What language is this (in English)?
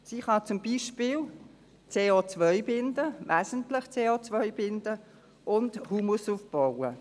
Swiss German